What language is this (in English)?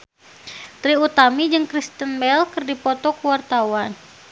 Sundanese